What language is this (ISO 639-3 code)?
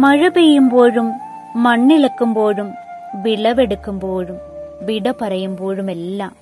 mal